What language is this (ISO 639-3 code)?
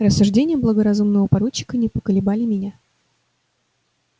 rus